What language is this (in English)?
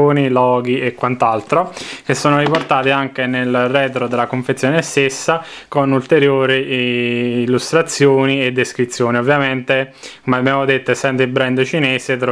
Italian